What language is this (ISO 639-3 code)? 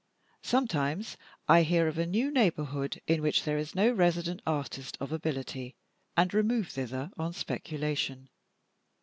eng